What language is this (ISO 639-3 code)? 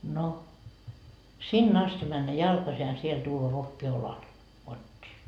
fin